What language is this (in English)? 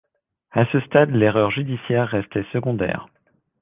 French